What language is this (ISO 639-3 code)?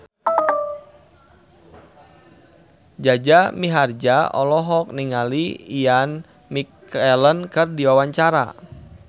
sun